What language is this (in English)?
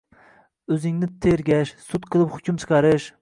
Uzbek